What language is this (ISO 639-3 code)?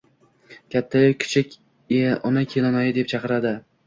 uzb